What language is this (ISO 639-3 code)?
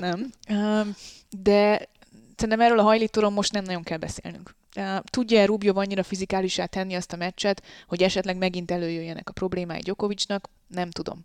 hun